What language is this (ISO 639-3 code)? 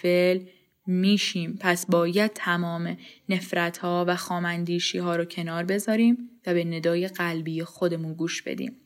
fas